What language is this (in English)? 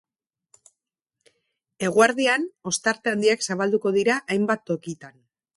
Basque